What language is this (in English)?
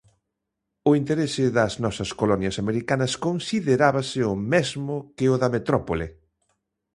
Galician